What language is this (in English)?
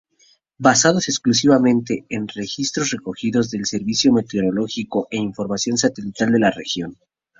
Spanish